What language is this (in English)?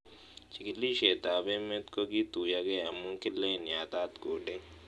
Kalenjin